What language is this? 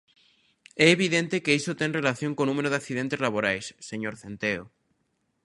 Galician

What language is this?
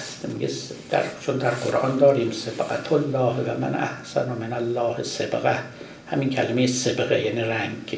Persian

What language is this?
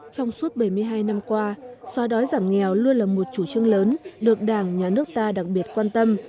Vietnamese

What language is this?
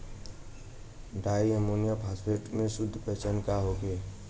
Bhojpuri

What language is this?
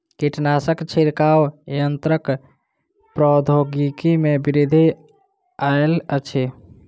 Maithili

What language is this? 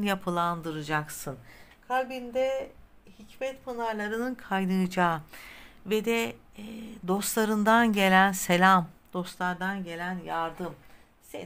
Turkish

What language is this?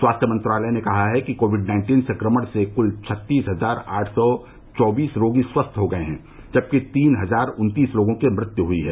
Hindi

